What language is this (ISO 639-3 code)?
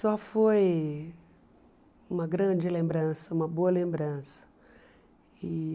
por